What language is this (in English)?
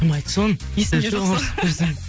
Kazakh